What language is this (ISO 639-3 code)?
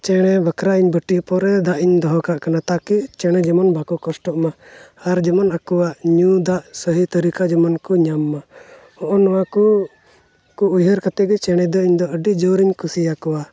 sat